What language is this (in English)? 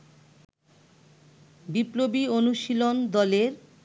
Bangla